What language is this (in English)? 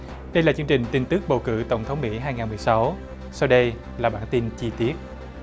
Vietnamese